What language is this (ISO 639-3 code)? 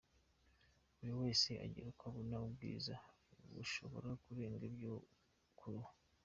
kin